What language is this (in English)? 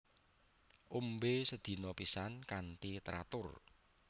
Javanese